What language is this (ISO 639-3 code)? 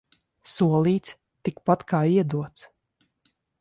lav